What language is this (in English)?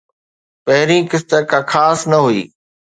Sindhi